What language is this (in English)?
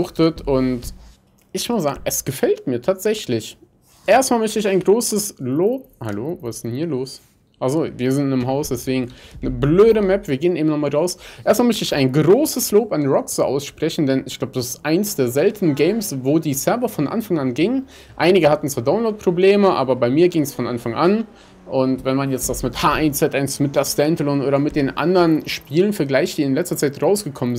German